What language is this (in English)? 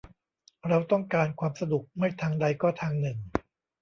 Thai